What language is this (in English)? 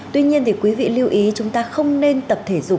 Vietnamese